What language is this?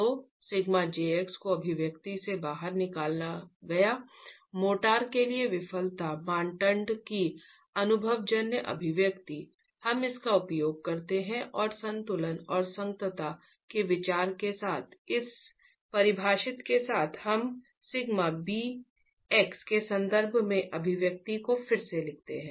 Hindi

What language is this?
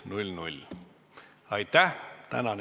Estonian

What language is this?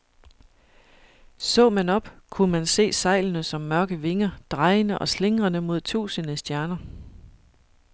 Danish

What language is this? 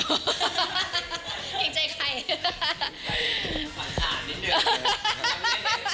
Thai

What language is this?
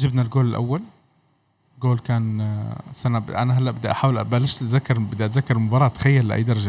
Arabic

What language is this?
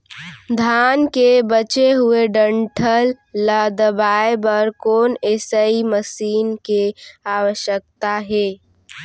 Chhattisgarhi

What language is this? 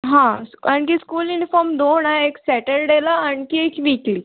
Marathi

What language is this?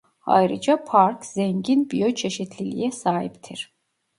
Turkish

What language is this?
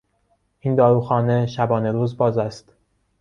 Persian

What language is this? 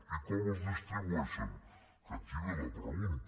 Catalan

